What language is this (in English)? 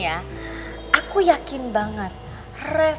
Indonesian